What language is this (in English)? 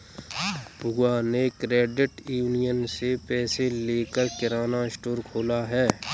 Hindi